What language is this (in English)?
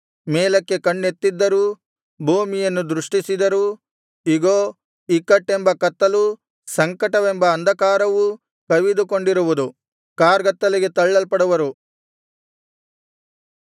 Kannada